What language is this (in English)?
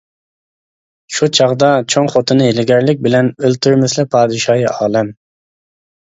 Uyghur